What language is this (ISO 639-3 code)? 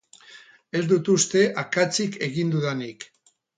eus